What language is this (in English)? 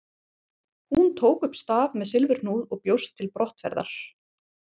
Icelandic